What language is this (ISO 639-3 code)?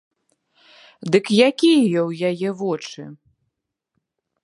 bel